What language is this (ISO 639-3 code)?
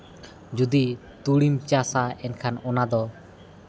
sat